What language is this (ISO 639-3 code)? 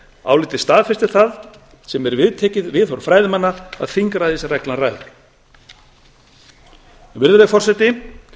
isl